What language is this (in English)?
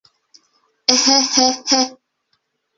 Bashkir